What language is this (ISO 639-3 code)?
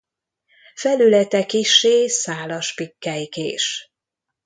hun